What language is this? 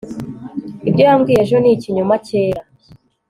Kinyarwanda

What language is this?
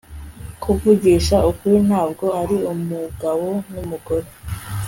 Kinyarwanda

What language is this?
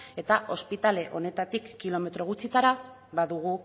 Basque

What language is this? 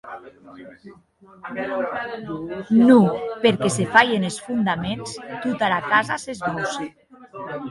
Occitan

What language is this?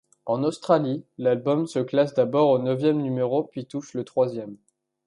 French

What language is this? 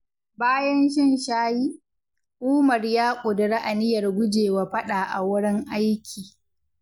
Hausa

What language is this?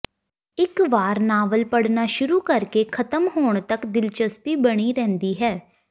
Punjabi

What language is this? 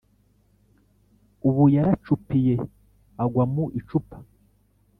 Kinyarwanda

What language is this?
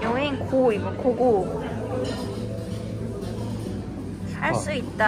Korean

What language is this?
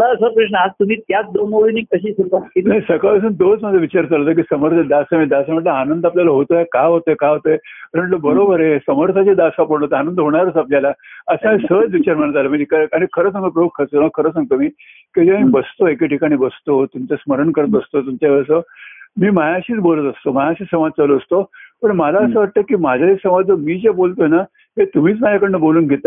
Marathi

